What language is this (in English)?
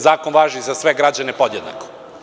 Serbian